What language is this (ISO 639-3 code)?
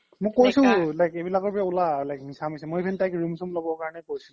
asm